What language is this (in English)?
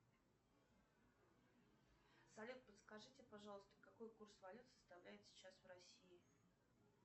Russian